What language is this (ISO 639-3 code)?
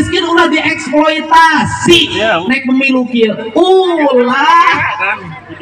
ind